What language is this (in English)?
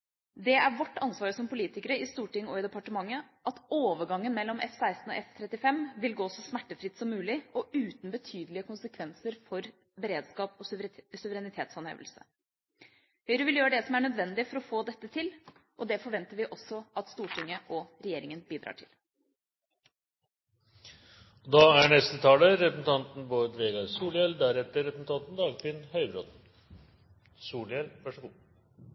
Norwegian